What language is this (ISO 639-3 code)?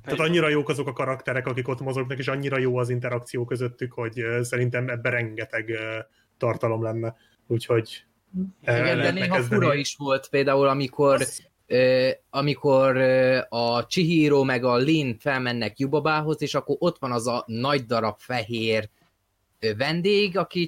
hun